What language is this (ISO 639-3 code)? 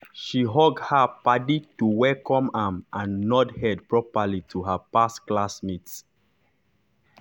pcm